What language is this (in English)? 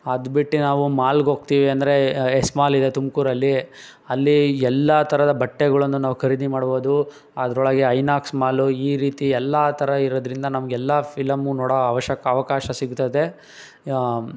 Kannada